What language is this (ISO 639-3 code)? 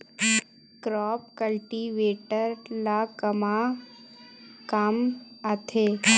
hne